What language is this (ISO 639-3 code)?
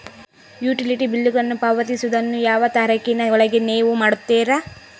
kan